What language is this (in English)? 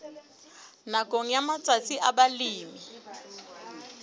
Southern Sotho